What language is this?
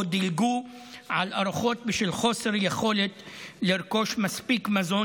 Hebrew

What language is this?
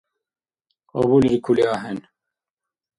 Dargwa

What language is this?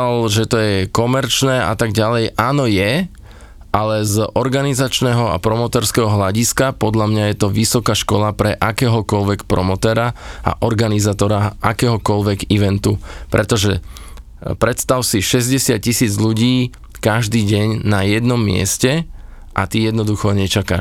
Slovak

